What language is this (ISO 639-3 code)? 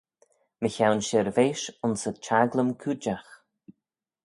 glv